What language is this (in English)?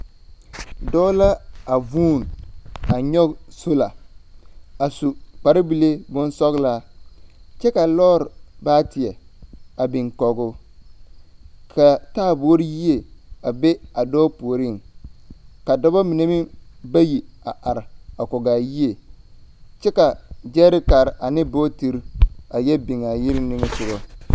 Southern Dagaare